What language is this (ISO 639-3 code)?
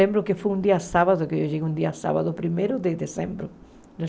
por